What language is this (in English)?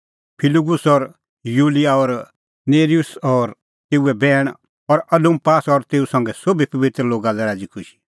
Kullu Pahari